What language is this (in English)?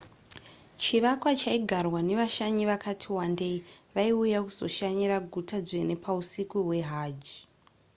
Shona